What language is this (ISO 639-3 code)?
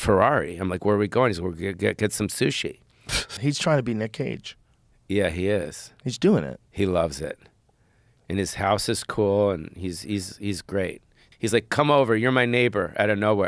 eng